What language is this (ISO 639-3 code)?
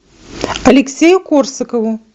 rus